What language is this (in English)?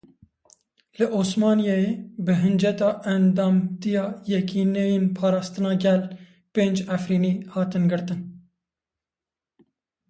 Kurdish